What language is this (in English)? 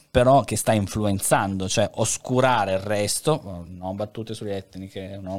Italian